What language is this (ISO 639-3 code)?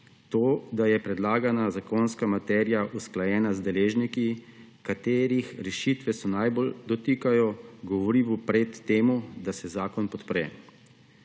slv